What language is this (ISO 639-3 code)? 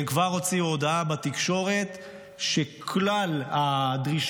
heb